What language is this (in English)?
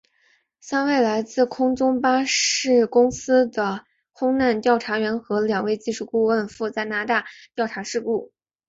Chinese